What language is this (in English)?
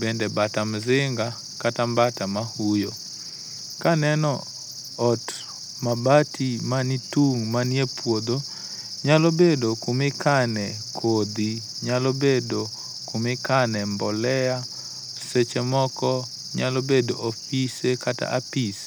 Luo (Kenya and Tanzania)